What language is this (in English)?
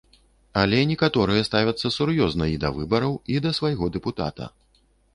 Belarusian